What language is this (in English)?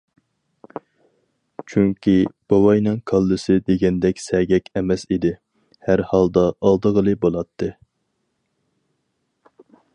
Uyghur